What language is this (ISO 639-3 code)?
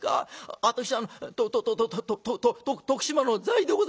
jpn